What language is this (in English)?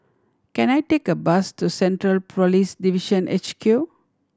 English